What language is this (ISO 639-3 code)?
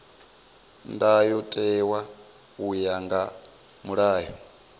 ven